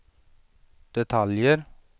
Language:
Swedish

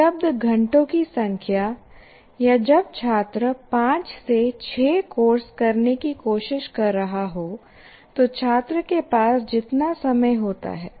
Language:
Hindi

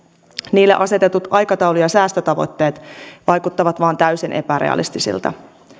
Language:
Finnish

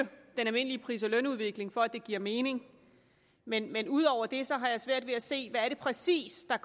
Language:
Danish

